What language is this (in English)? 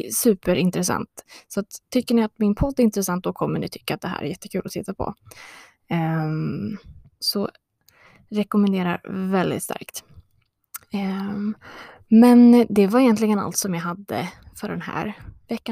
Swedish